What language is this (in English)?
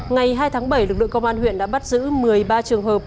Vietnamese